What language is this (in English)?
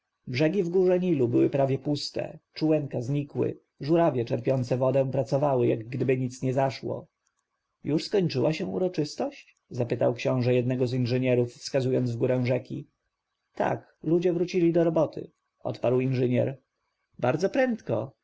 Polish